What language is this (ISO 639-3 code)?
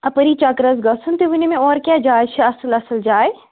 kas